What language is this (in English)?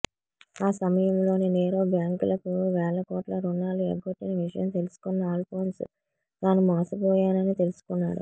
Telugu